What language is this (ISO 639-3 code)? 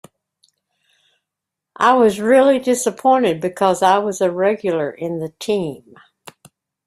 eng